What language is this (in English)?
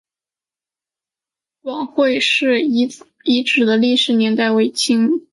Chinese